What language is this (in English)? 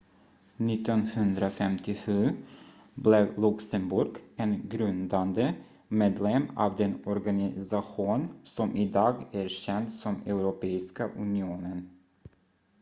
Swedish